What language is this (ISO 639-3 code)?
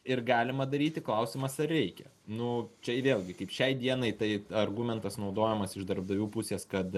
lit